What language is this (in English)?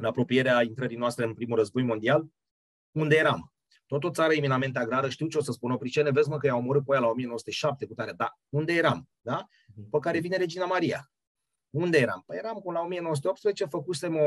Romanian